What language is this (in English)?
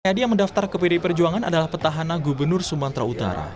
Indonesian